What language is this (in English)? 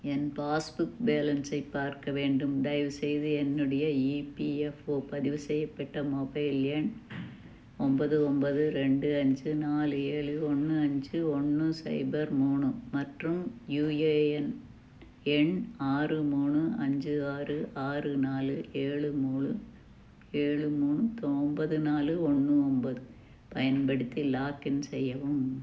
Tamil